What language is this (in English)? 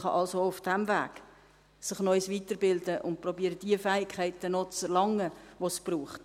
Swiss German